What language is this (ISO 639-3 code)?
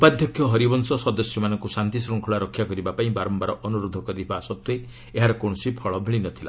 ori